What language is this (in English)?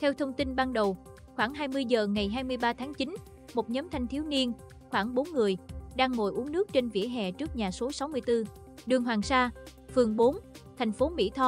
Vietnamese